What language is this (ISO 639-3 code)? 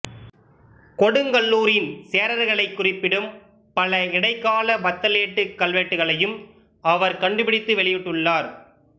tam